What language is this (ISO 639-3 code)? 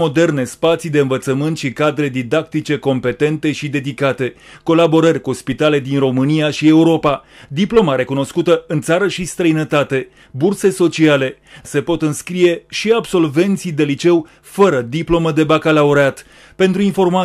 ron